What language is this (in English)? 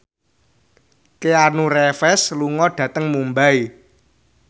Javanese